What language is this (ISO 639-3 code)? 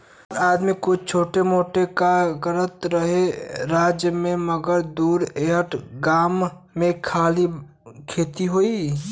bho